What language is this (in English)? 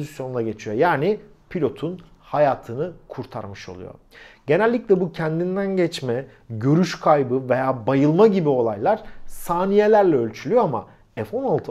Turkish